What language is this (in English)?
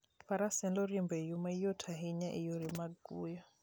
Luo (Kenya and Tanzania)